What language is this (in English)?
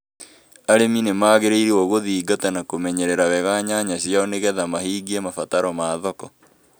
Kikuyu